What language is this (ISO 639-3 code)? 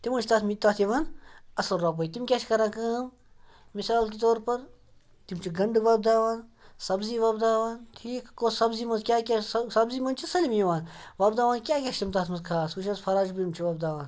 kas